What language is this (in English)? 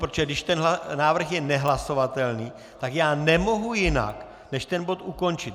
Czech